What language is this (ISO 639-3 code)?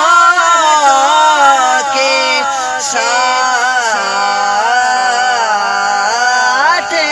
urd